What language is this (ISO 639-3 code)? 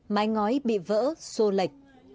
vie